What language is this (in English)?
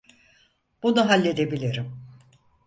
Turkish